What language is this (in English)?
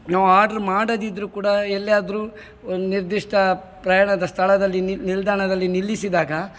Kannada